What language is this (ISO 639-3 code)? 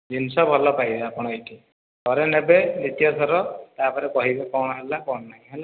ori